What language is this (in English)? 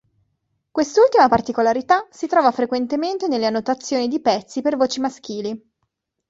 Italian